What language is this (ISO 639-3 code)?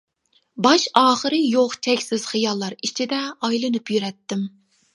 uig